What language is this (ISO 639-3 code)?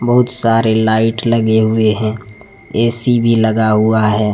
hin